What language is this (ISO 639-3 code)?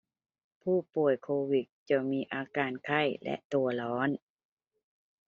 tha